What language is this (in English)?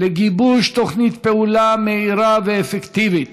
Hebrew